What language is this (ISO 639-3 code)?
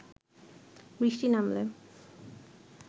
ben